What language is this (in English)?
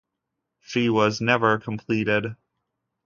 English